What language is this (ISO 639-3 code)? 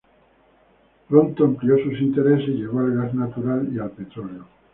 spa